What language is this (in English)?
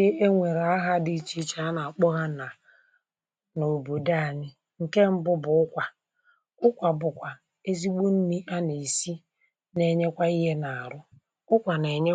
Igbo